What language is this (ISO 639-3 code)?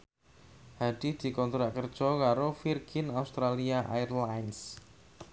jav